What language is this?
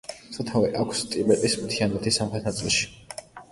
Georgian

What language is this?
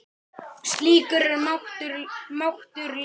Icelandic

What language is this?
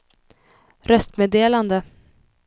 Swedish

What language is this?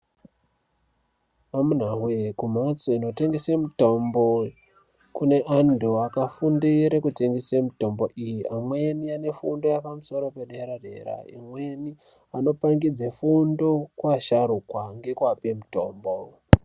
Ndau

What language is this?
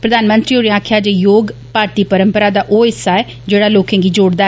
Dogri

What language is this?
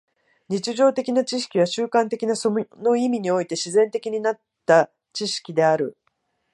Japanese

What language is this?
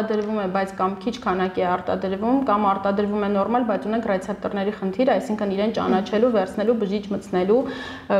Romanian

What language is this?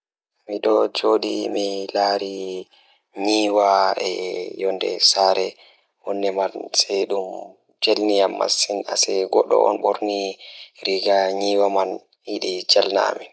Fula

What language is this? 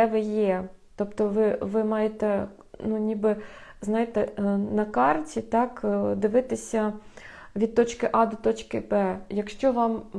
Ukrainian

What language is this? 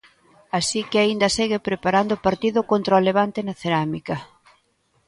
Galician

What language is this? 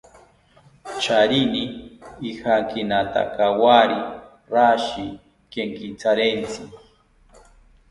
South Ucayali Ashéninka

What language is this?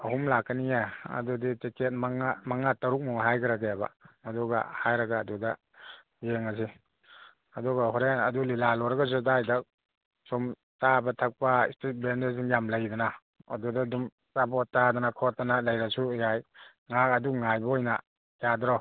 Manipuri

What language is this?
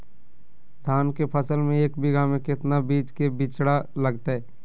Magahi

